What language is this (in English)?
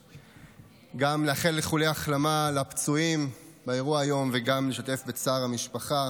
Hebrew